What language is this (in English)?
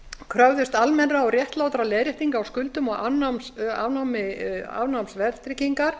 Icelandic